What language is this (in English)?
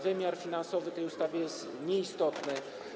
Polish